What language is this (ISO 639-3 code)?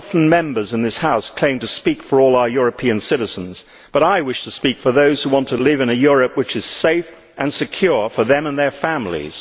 eng